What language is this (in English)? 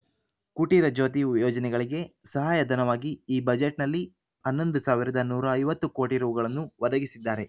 Kannada